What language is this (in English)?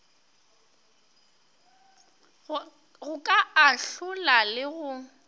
Northern Sotho